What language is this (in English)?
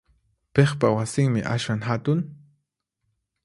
Puno Quechua